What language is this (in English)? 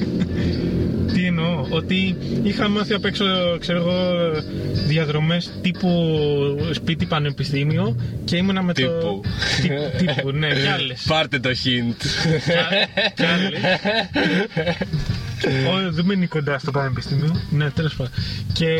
Greek